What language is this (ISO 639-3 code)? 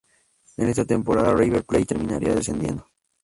spa